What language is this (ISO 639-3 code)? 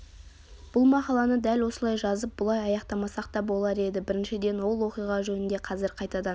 kaz